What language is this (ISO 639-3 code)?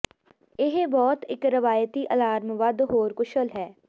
pan